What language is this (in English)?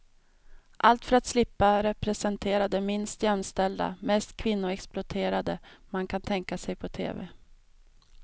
Swedish